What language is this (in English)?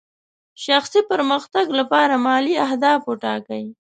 Pashto